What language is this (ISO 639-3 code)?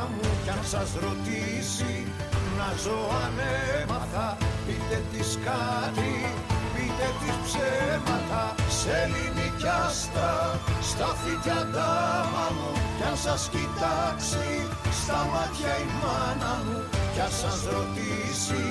ell